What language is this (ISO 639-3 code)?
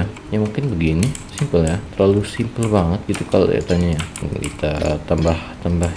ind